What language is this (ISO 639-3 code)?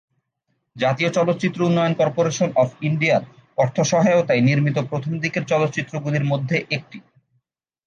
ben